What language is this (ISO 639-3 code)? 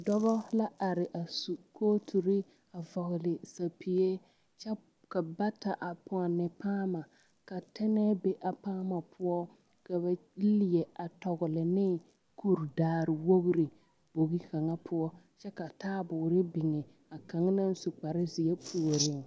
dga